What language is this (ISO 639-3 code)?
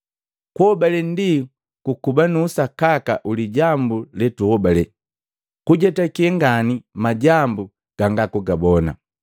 mgv